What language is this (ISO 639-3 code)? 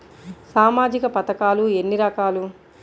tel